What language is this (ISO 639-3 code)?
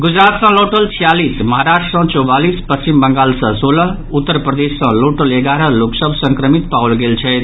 mai